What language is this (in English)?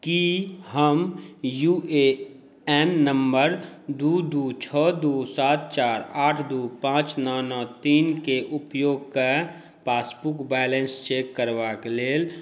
Maithili